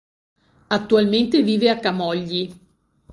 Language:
Italian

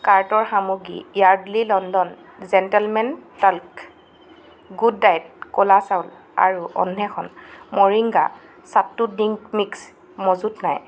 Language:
Assamese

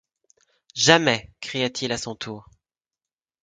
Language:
French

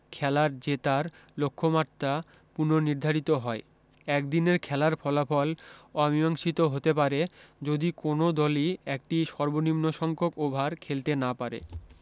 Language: Bangla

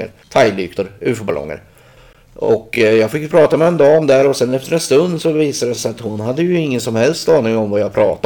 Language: Swedish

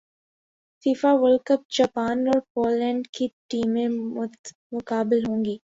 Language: Urdu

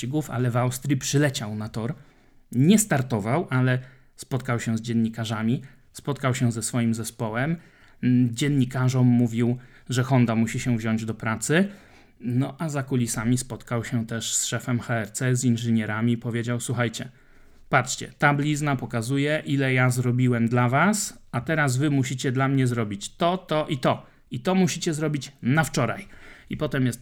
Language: Polish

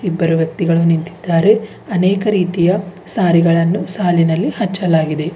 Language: Kannada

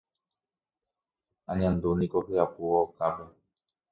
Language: Guarani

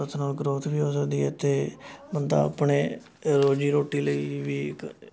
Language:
Punjabi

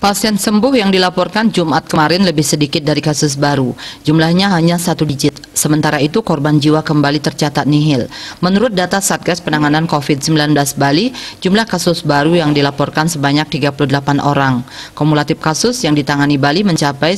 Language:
Indonesian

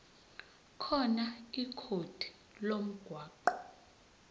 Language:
Zulu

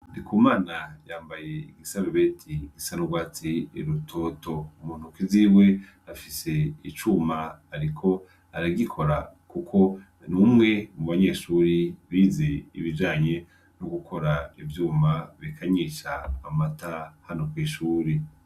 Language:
Rundi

